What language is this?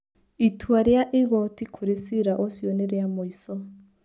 Kikuyu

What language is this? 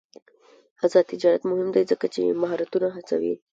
Pashto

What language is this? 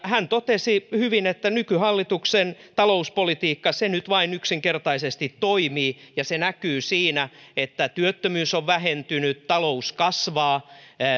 Finnish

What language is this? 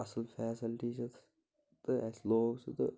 Kashmiri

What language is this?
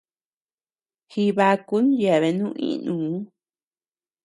Tepeuxila Cuicatec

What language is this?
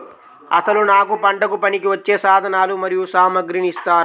Telugu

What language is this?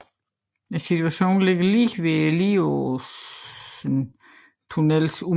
Danish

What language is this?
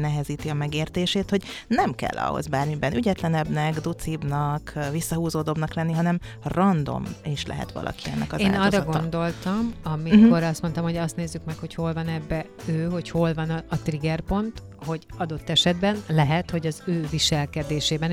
Hungarian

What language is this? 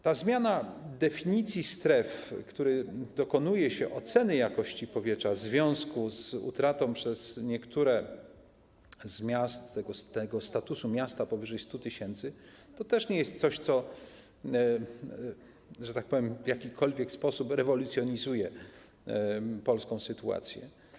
Polish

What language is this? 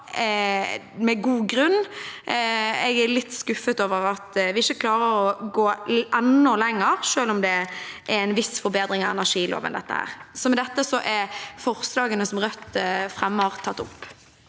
Norwegian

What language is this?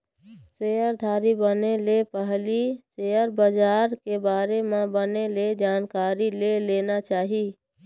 Chhattisgarhi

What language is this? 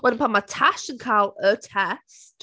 Welsh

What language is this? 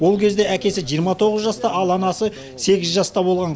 Kazakh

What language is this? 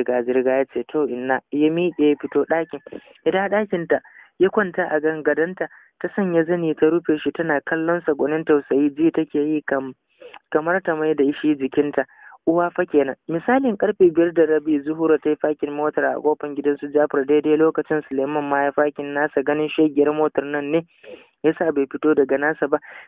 Arabic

